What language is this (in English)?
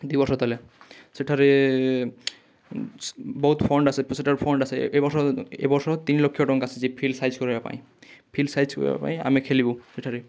Odia